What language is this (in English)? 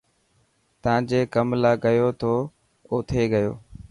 Dhatki